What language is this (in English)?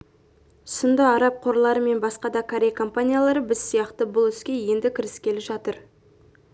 Kazakh